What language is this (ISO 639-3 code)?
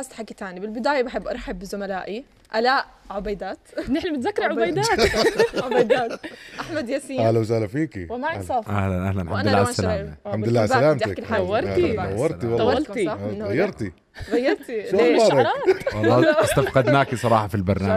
ara